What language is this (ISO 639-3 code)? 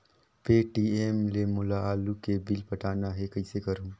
hne